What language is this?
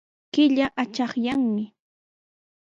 Sihuas Ancash Quechua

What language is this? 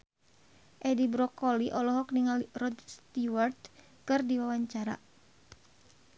Sundanese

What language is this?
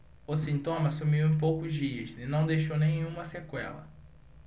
Portuguese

